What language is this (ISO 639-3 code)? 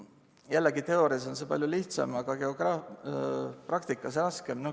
est